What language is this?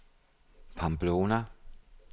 Danish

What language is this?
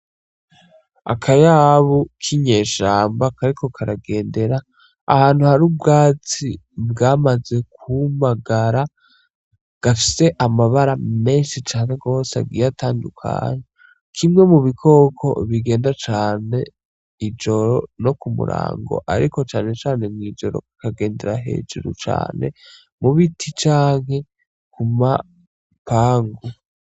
Rundi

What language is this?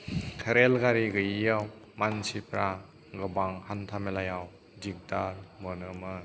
Bodo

